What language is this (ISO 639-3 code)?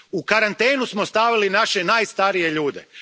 hrv